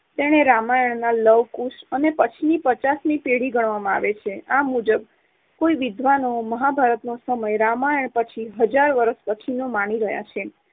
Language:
Gujarati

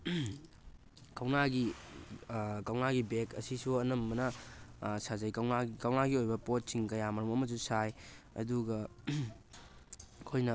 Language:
Manipuri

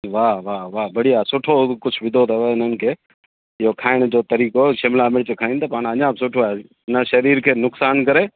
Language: Sindhi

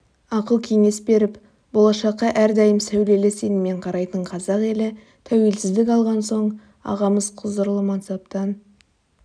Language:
Kazakh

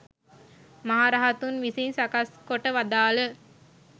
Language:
Sinhala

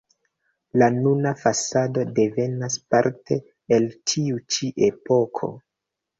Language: Esperanto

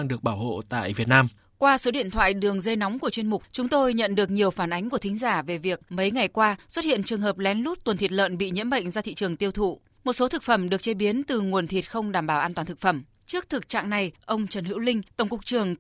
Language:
Vietnamese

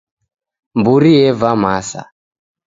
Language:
Taita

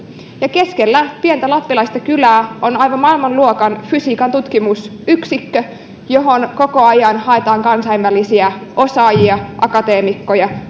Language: Finnish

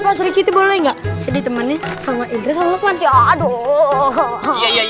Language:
Indonesian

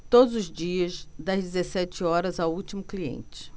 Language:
Portuguese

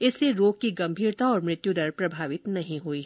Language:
Hindi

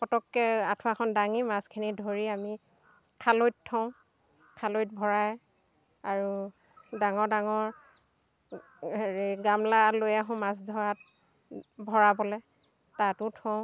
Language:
Assamese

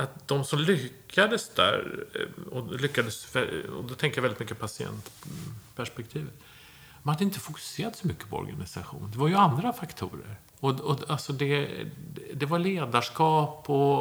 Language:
Swedish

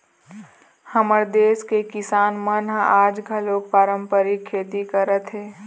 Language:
Chhattisgarhi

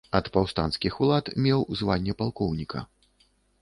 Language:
Belarusian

